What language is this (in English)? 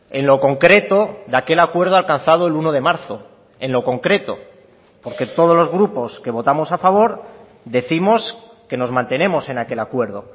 Spanish